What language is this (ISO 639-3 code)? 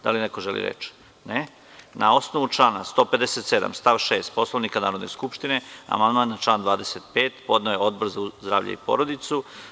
srp